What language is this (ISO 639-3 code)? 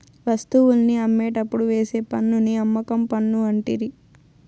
tel